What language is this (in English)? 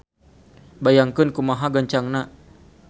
Sundanese